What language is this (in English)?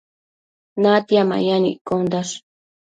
Matsés